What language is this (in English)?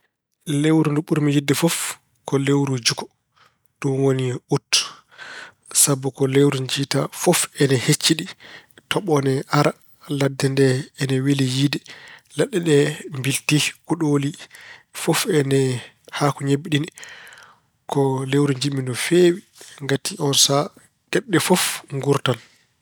Fula